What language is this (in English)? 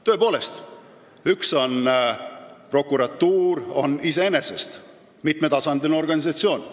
Estonian